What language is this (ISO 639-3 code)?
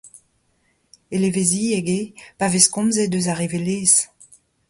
bre